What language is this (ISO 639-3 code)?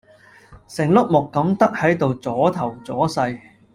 yue